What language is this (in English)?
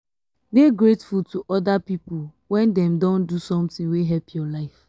Nigerian Pidgin